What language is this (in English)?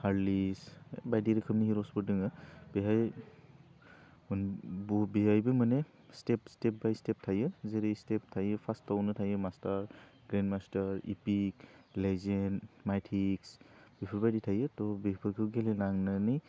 Bodo